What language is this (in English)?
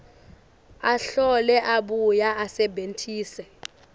Swati